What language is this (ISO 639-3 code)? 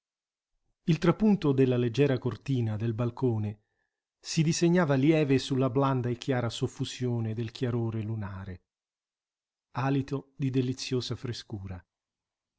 ita